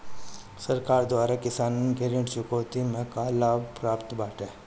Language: Bhojpuri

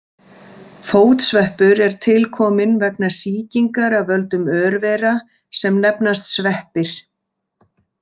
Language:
Icelandic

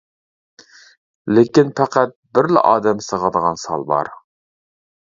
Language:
Uyghur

